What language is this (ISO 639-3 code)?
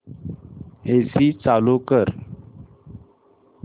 mar